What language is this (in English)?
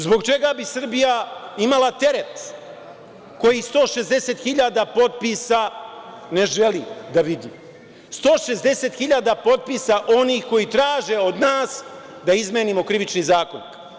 Serbian